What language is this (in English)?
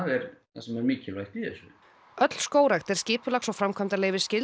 Icelandic